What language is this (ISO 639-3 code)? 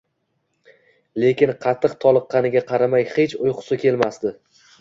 uzb